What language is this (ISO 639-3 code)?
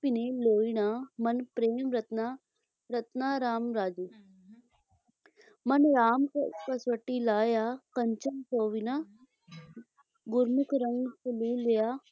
pan